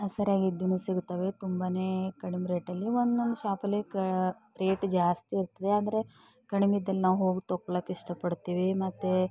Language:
Kannada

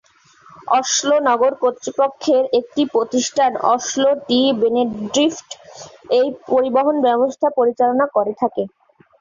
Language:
Bangla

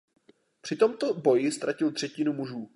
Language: Czech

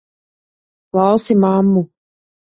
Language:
Latvian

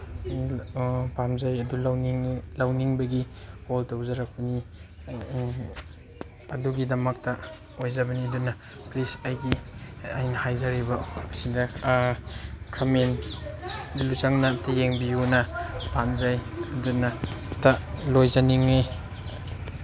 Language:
Manipuri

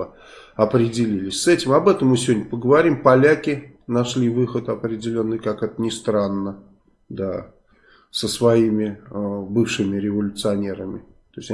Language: Russian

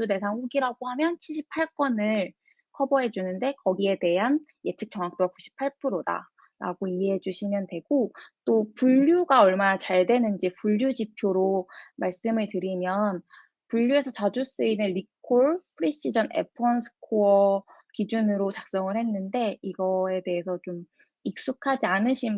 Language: Korean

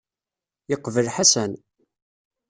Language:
Kabyle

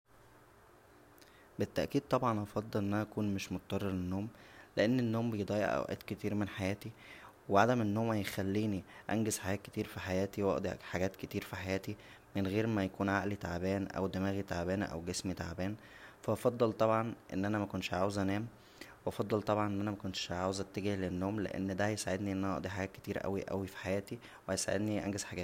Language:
Egyptian Arabic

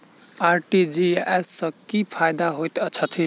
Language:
Maithili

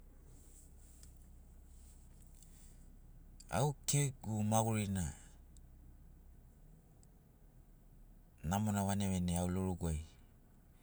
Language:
Sinaugoro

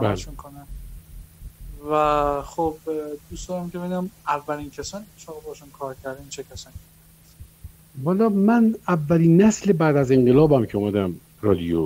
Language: Persian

